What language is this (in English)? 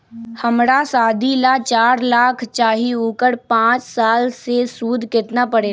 Magahi